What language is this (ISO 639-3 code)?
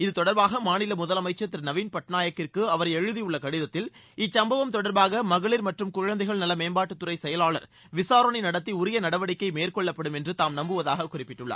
tam